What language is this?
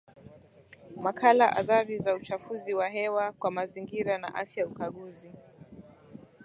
Swahili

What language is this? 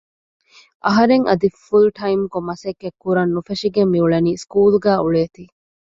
Divehi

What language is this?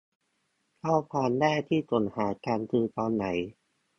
Thai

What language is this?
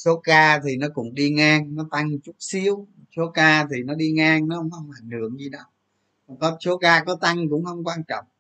Vietnamese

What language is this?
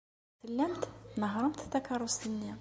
Kabyle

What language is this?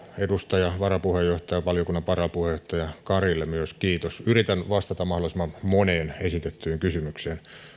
Finnish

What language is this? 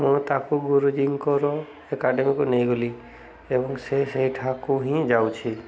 Odia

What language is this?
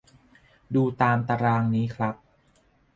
Thai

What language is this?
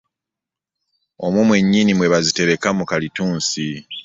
Ganda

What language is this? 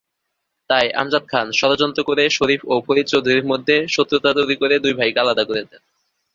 Bangla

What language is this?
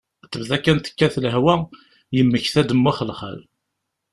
Kabyle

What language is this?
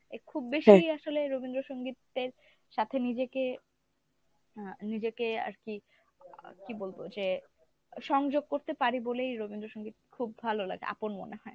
Bangla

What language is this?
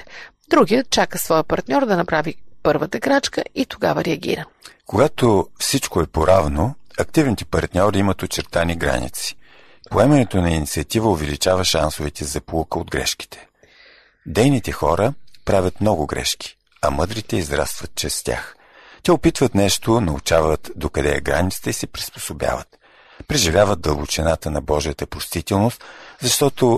Bulgarian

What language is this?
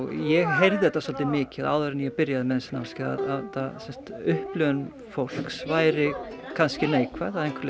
Icelandic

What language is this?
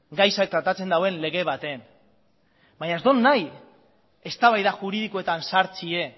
Basque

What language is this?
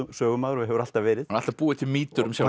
Icelandic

